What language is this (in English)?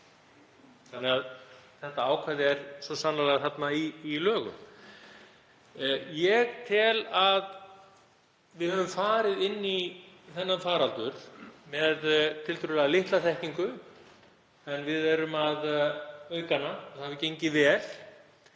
Icelandic